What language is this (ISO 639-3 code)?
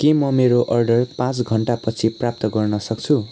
nep